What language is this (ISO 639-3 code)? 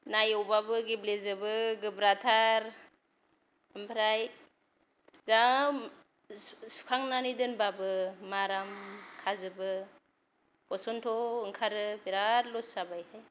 brx